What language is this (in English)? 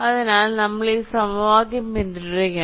Malayalam